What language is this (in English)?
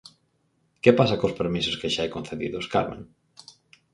Galician